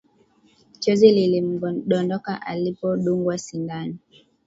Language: Swahili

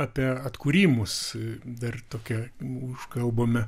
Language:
Lithuanian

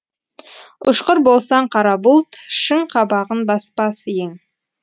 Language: Kazakh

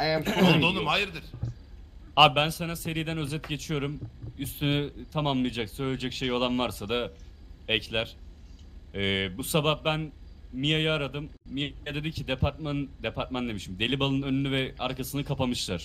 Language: Turkish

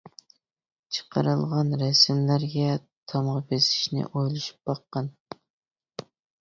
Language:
Uyghur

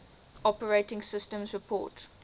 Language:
English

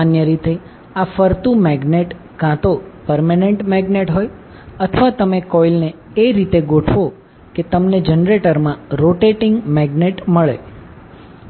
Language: Gujarati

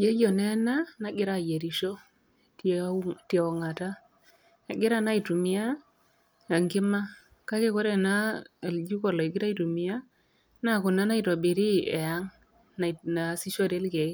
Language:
Masai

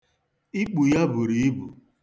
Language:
Igbo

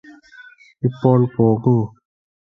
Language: Malayalam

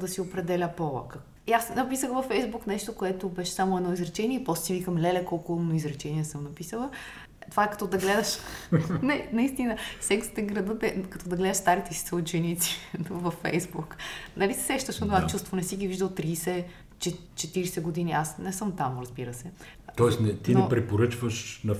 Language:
Bulgarian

